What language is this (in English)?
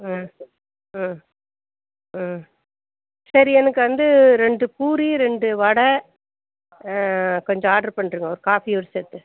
Tamil